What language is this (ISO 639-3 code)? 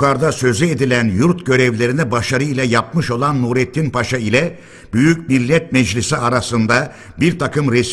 tur